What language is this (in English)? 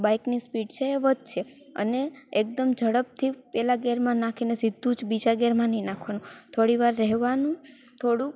Gujarati